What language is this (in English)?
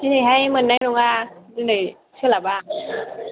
Bodo